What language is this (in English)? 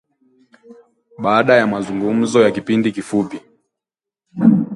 Swahili